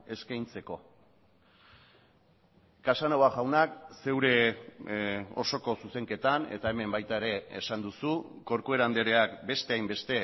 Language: Basque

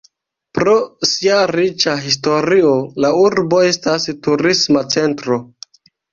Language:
Esperanto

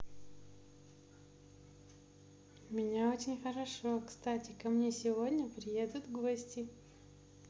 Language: Russian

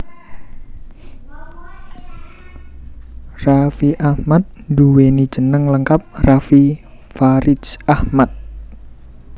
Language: Javanese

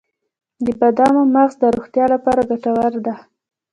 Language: Pashto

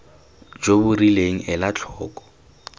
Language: Tswana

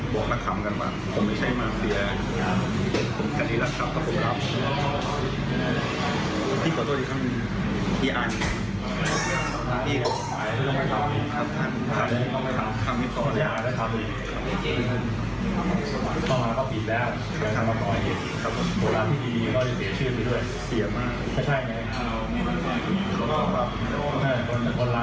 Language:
Thai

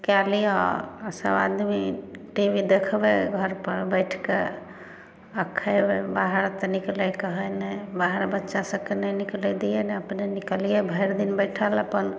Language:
Maithili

